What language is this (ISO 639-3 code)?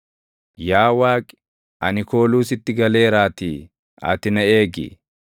orm